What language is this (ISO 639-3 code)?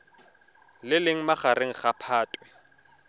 tsn